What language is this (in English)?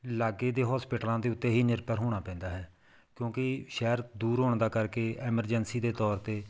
Punjabi